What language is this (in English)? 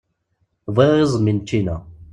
Kabyle